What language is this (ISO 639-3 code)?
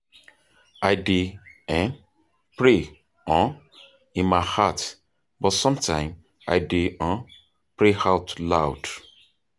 pcm